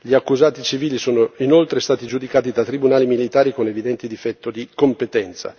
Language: Italian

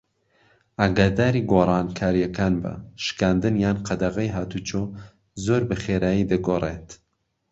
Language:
Central Kurdish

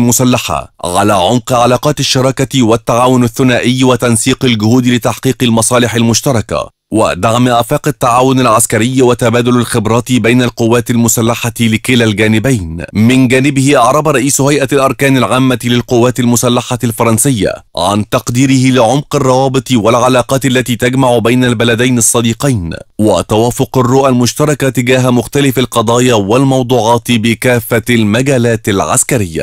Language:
Arabic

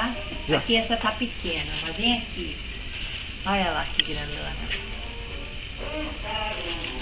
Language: Portuguese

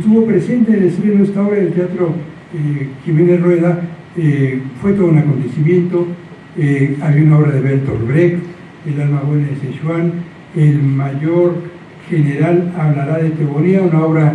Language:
Spanish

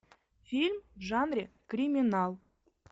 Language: Russian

